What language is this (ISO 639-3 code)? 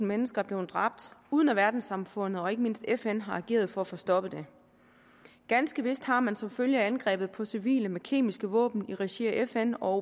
dan